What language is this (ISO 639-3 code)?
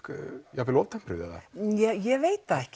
isl